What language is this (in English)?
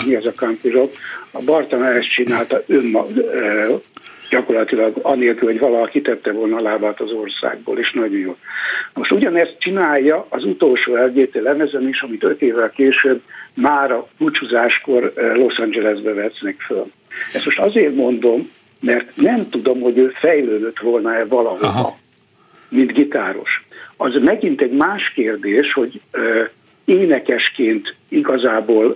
Hungarian